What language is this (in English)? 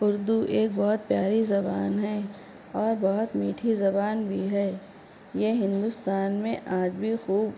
Urdu